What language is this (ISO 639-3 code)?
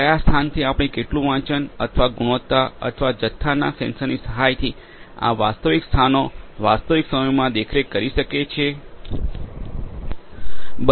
guj